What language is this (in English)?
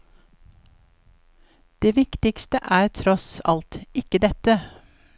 Norwegian